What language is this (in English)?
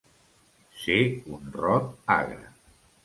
Catalan